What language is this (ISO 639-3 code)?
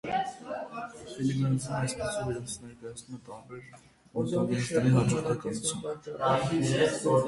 hye